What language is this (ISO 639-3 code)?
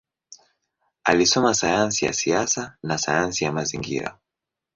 swa